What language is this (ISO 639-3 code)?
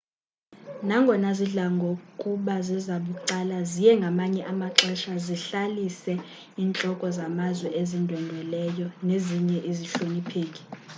xho